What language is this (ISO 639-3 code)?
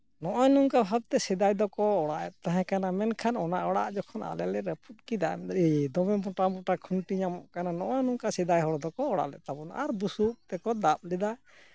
sat